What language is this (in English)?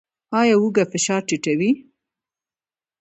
Pashto